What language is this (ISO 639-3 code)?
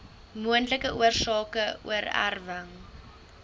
afr